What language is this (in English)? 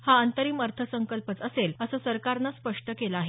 Marathi